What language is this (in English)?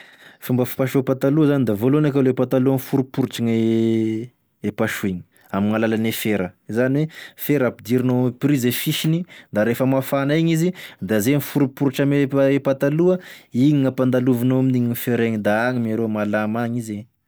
Tesaka Malagasy